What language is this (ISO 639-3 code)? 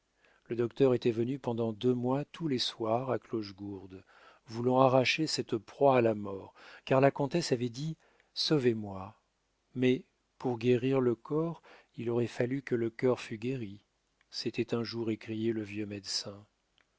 fra